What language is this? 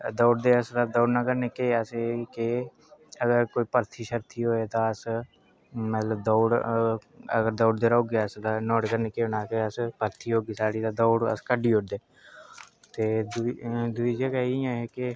Dogri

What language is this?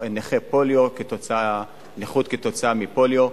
Hebrew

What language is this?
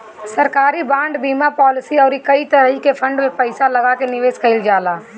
Bhojpuri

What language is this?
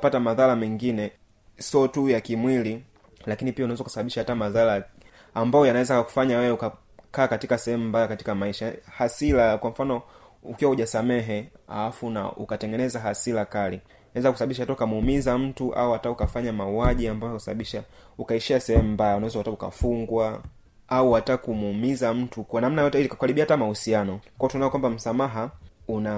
Swahili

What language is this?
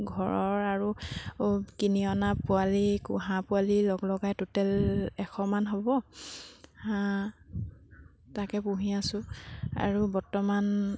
Assamese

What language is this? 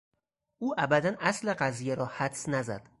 Persian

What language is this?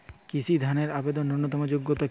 Bangla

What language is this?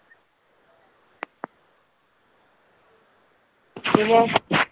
Malayalam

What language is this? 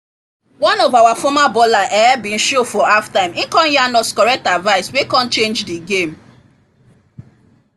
Nigerian Pidgin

